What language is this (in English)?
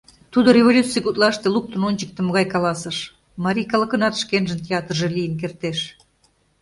Mari